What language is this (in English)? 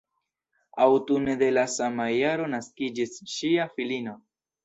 Esperanto